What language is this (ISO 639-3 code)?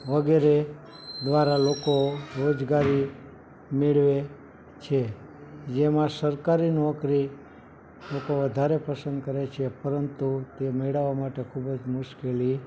guj